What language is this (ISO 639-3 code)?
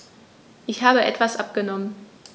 deu